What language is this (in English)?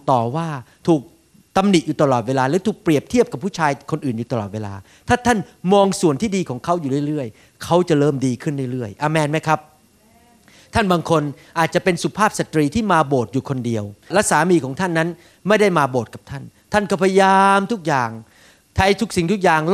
Thai